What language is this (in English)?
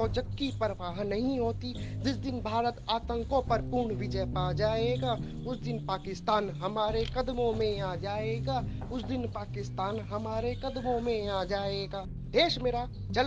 Hindi